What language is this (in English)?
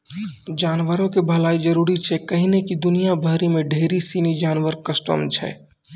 Maithili